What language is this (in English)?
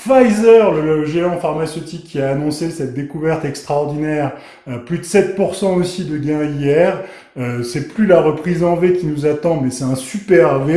French